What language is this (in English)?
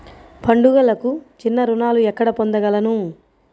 Telugu